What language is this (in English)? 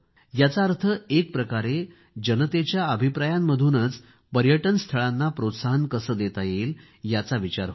Marathi